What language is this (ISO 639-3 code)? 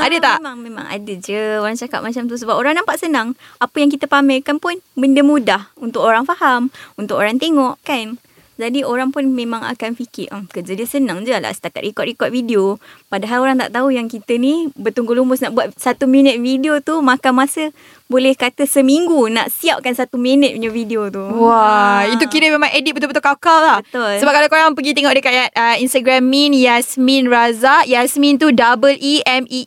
msa